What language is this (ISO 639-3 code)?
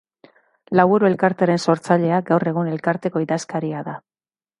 eus